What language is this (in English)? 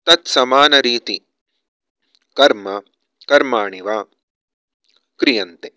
Sanskrit